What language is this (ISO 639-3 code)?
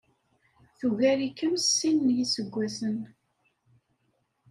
kab